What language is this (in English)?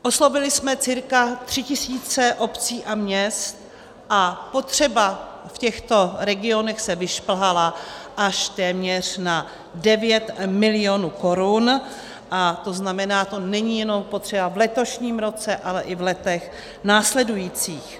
Czech